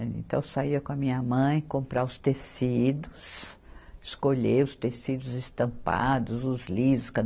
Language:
Portuguese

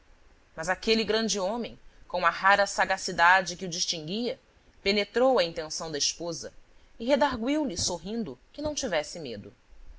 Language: Portuguese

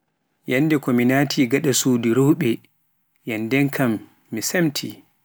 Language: Pular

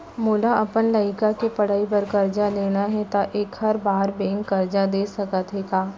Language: Chhattisgarhi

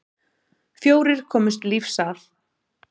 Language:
Icelandic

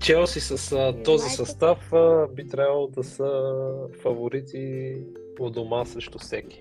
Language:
Bulgarian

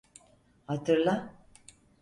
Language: Turkish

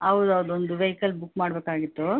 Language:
Kannada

